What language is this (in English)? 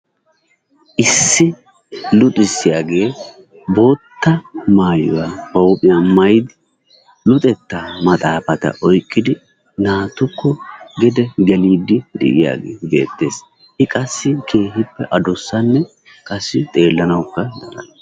Wolaytta